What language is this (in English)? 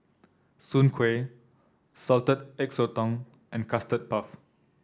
English